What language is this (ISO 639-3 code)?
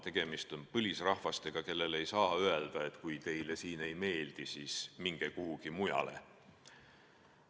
est